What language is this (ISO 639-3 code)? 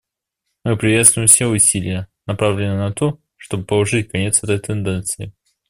rus